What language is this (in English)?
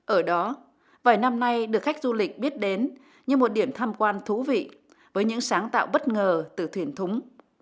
Vietnamese